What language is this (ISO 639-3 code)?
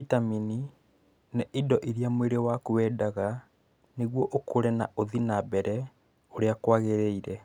kik